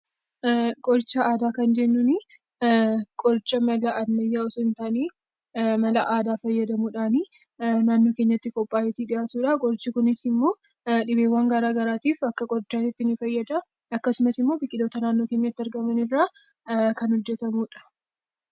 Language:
Oromo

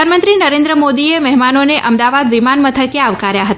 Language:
Gujarati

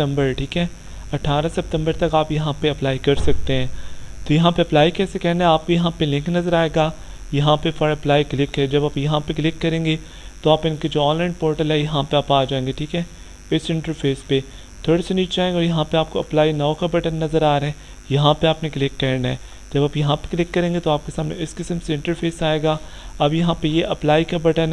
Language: Hindi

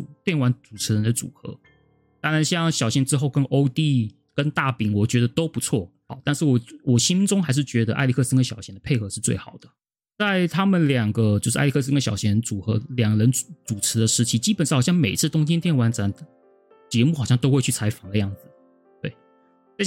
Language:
Chinese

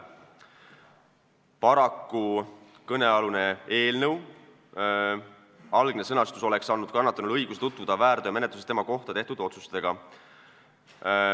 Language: Estonian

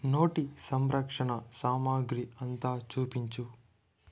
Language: Telugu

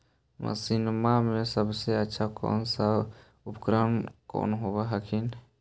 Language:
Magahi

